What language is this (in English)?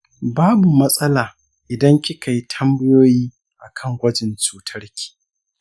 Hausa